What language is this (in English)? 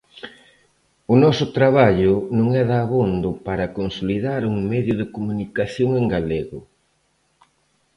Galician